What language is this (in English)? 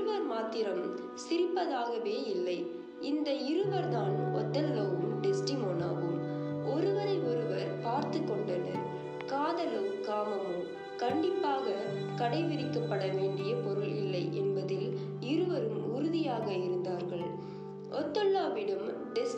Tamil